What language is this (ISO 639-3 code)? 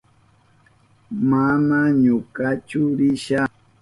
qup